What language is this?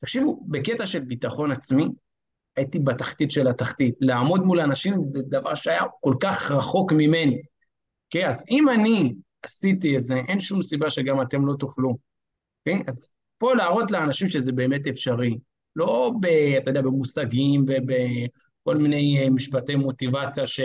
Hebrew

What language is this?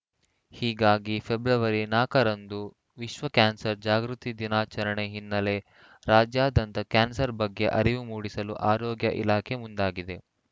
Kannada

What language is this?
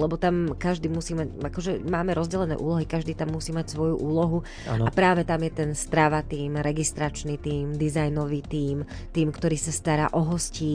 Slovak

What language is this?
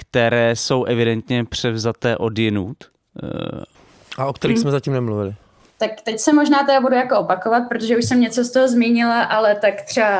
Czech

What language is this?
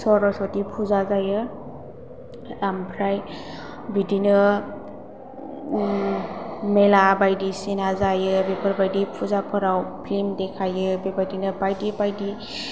Bodo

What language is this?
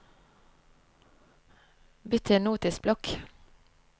Norwegian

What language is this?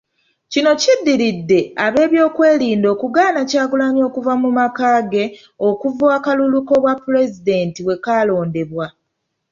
Ganda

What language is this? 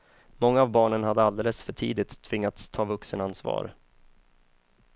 Swedish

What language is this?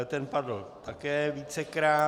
Czech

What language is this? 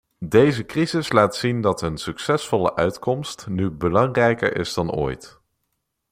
Dutch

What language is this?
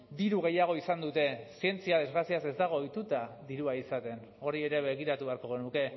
Basque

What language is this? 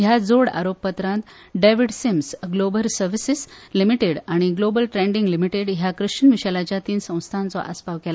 Konkani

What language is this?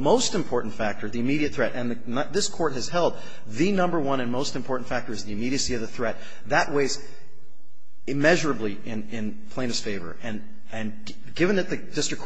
English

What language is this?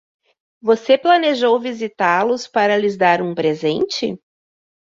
Portuguese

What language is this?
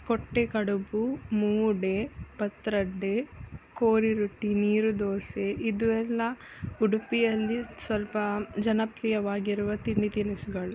Kannada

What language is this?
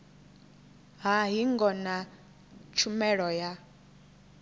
Venda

